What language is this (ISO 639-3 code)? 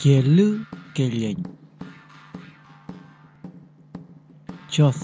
spa